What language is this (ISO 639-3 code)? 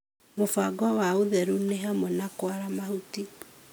kik